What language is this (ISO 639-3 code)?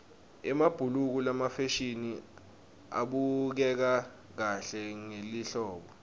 ssw